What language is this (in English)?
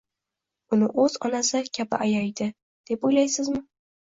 Uzbek